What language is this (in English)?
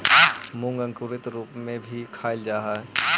Magahi